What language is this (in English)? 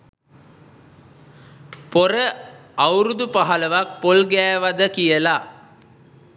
Sinhala